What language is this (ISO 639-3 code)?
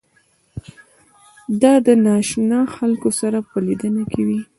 pus